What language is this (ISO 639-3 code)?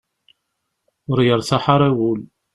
kab